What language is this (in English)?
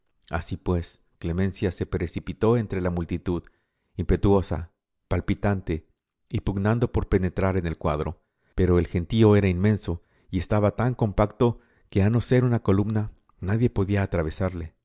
Spanish